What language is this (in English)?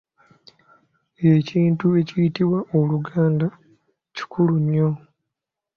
Ganda